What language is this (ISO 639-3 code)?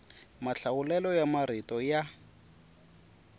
tso